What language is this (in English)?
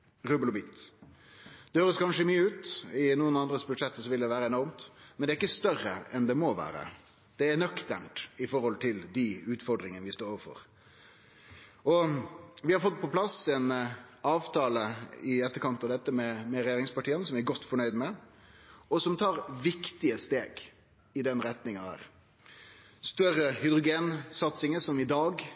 Norwegian Nynorsk